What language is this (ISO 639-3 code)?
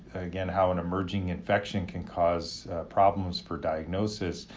eng